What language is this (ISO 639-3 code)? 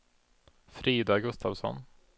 swe